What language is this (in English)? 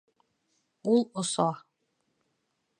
Bashkir